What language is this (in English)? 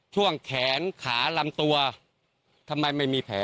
Thai